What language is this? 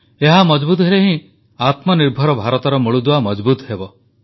Odia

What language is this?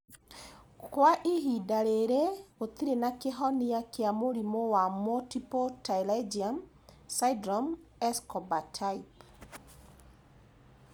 Kikuyu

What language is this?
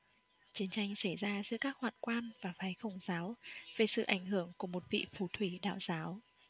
Vietnamese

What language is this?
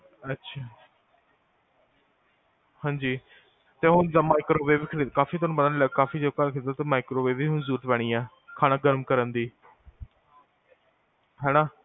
Punjabi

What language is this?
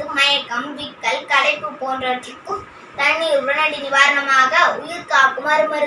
Tamil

